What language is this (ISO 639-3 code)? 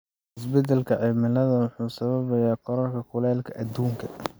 som